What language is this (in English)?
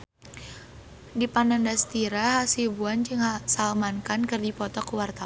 Sundanese